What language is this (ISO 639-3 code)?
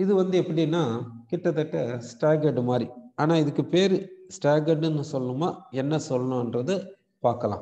hin